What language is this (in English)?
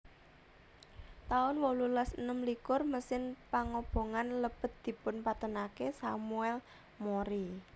Javanese